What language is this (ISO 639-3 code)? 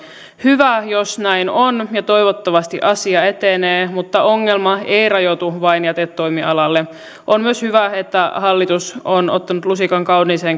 fin